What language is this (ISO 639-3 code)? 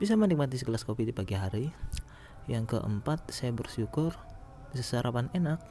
ind